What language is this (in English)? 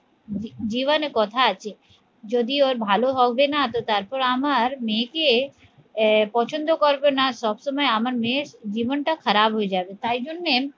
Bangla